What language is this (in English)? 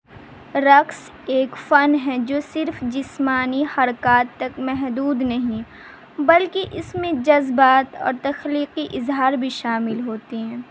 Urdu